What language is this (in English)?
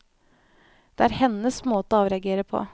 Norwegian